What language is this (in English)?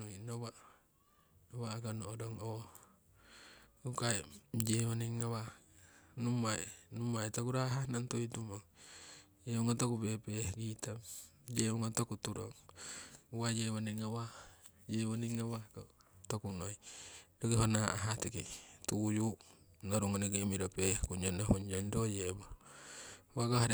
Siwai